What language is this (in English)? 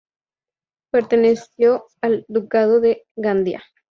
Spanish